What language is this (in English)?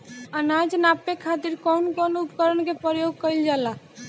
Bhojpuri